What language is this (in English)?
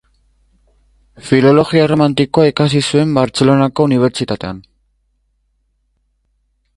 Basque